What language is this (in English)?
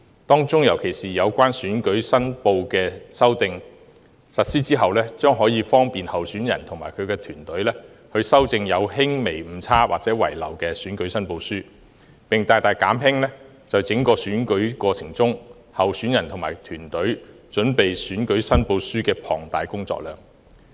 Cantonese